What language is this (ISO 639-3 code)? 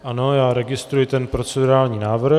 ces